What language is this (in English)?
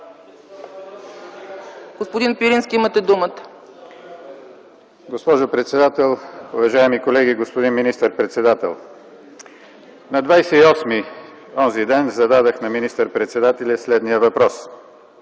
Bulgarian